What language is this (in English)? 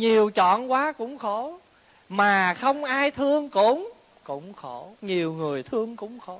Vietnamese